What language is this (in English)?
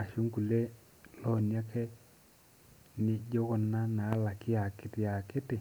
Masai